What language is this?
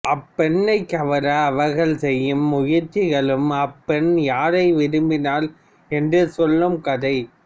Tamil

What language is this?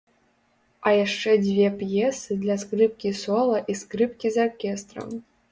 Belarusian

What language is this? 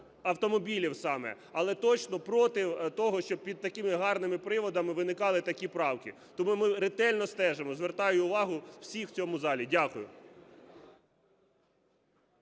Ukrainian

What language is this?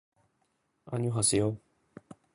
Japanese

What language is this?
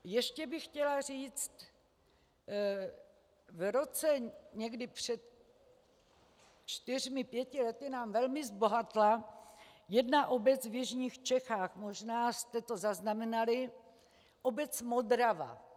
Czech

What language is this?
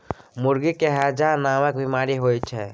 Maithili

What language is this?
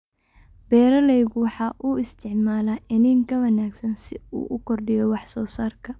Somali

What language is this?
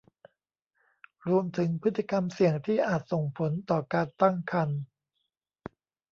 Thai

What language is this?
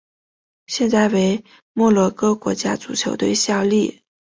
Chinese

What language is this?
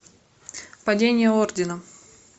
Russian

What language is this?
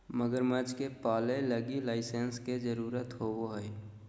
Magahi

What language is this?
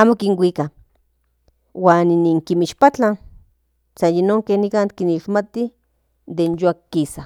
Central Nahuatl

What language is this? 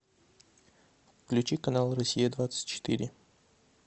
Russian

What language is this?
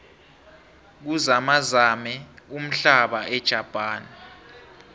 South Ndebele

